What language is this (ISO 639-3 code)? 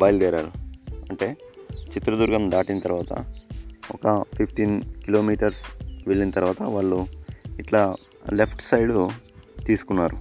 tel